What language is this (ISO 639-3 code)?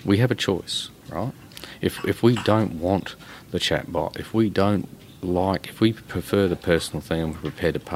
eng